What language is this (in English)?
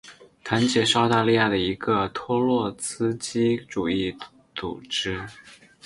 Chinese